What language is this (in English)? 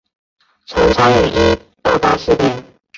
Chinese